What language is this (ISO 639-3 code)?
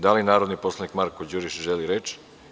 srp